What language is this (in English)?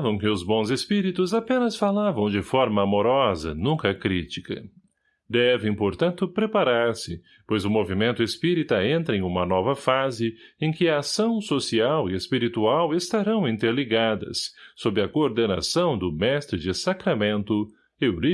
Portuguese